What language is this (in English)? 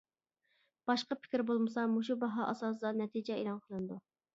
Uyghur